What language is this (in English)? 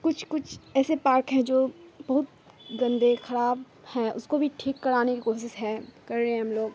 Urdu